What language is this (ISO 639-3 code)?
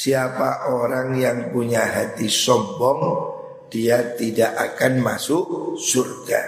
ind